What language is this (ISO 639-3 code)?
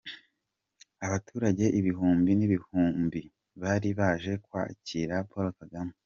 kin